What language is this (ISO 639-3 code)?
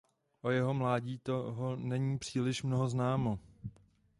ces